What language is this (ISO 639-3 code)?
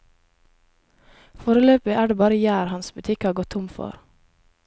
nor